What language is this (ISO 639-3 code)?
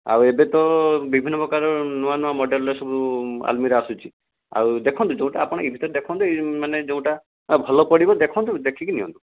ori